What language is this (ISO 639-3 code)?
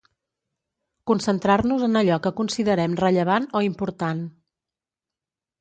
cat